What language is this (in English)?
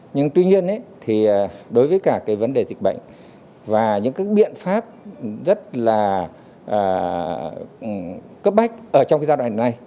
Vietnamese